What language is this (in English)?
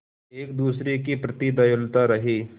Hindi